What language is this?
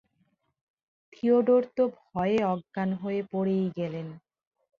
Bangla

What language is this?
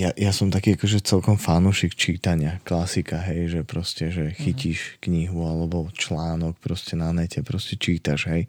Slovak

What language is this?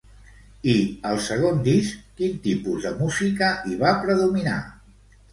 Catalan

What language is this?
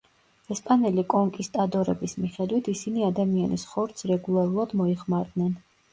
Georgian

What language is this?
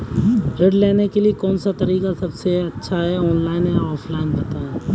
Hindi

